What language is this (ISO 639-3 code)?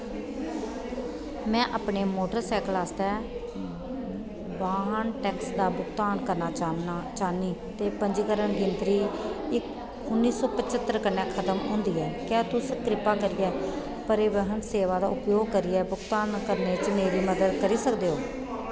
doi